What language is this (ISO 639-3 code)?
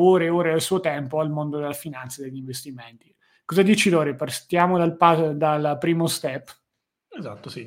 ita